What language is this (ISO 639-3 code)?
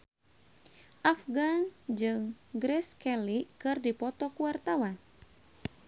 sun